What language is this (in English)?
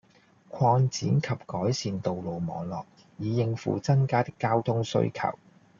Cantonese